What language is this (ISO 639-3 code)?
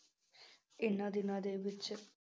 pan